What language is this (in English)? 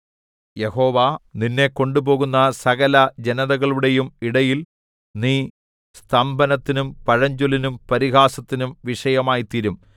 Malayalam